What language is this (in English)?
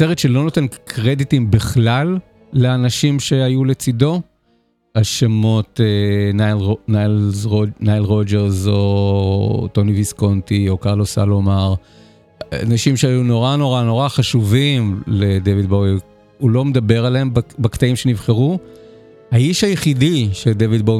Hebrew